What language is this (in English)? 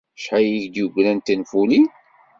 Kabyle